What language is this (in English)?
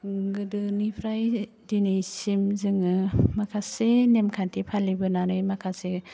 Bodo